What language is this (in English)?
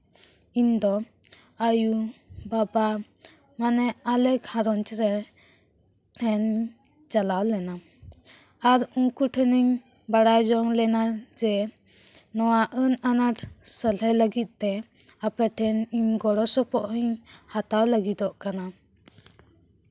Santali